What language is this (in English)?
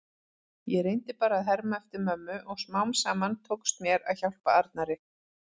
Icelandic